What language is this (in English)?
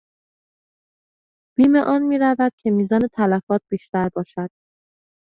Persian